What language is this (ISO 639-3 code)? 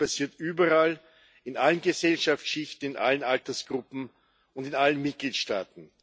deu